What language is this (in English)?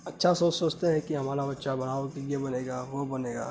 Urdu